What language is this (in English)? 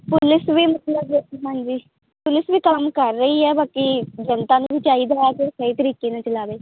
Punjabi